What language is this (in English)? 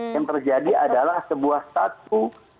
Indonesian